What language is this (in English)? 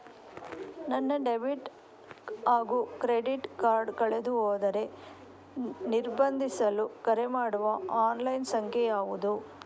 Kannada